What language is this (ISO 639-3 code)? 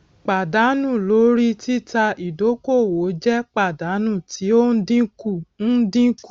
yor